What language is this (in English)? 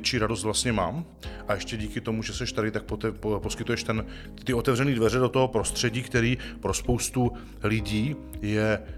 Czech